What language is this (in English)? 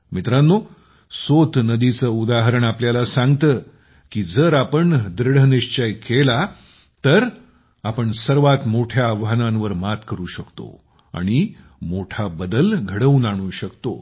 Marathi